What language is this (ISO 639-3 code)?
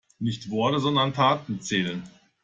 deu